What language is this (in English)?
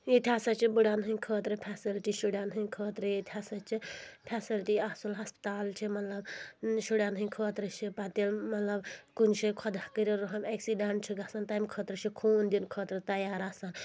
Kashmiri